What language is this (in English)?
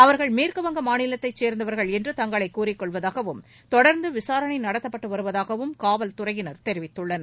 Tamil